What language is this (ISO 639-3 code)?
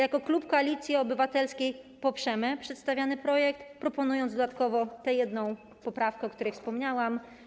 pol